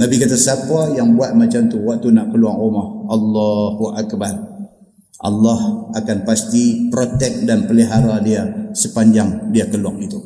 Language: Malay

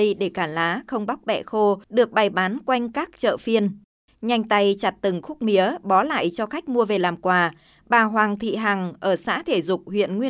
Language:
Vietnamese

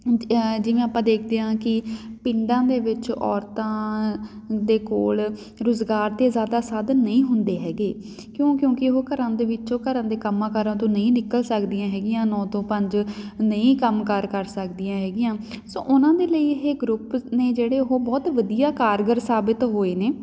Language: Punjabi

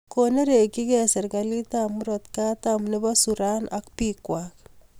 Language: Kalenjin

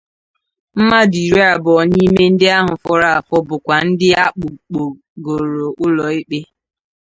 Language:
Igbo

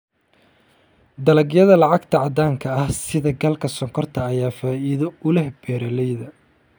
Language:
Somali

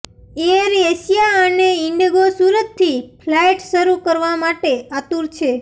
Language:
Gujarati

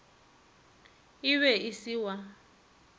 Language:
Northern Sotho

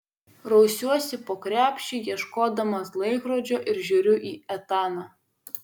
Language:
Lithuanian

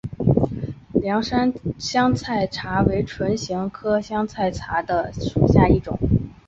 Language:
Chinese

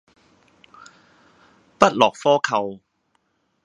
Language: Cantonese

